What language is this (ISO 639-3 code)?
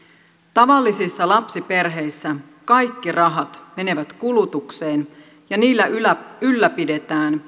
fin